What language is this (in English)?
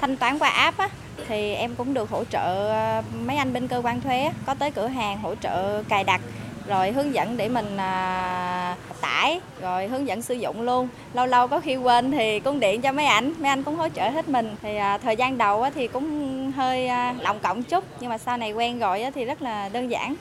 Vietnamese